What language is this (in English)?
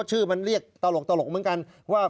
Thai